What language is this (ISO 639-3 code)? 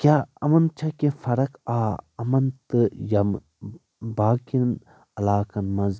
kas